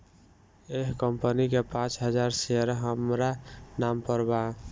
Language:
Bhojpuri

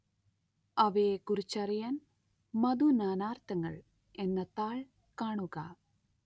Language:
Malayalam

